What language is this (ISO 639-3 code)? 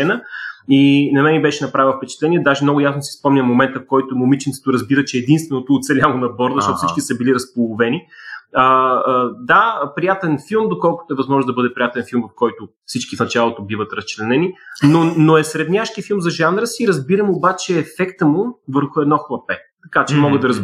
bul